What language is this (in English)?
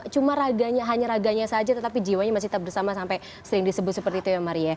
Indonesian